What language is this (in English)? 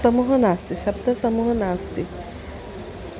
Sanskrit